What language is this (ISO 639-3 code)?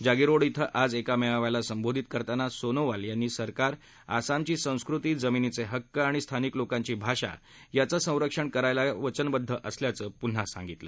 mar